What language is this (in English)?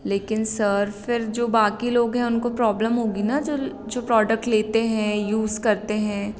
Hindi